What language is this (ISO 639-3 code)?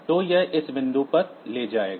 hin